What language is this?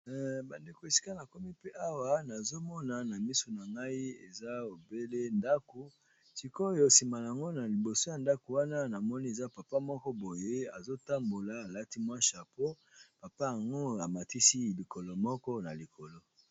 Lingala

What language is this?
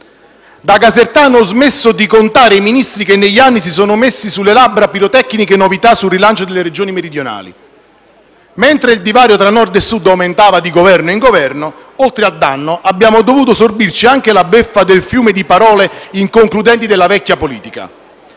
Italian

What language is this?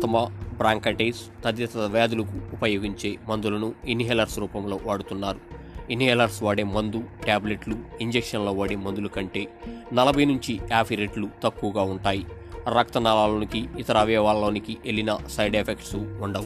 Telugu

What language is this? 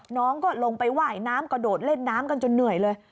Thai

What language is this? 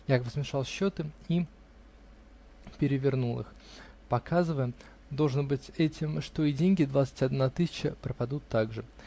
Russian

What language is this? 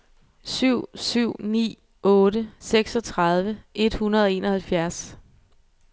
Danish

